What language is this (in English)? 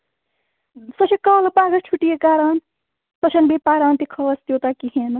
Kashmiri